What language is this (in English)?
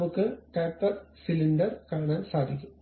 Malayalam